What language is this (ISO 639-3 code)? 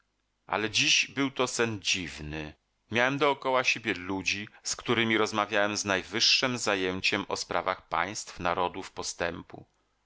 pol